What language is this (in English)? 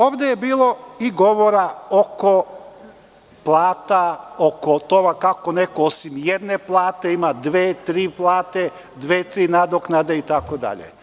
Serbian